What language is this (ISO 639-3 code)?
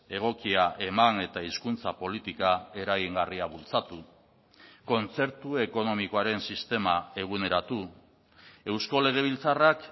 eus